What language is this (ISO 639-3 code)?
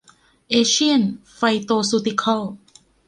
tha